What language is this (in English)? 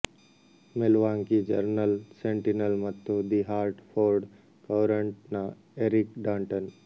Kannada